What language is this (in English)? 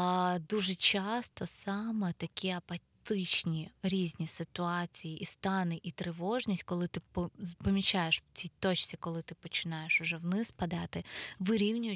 Ukrainian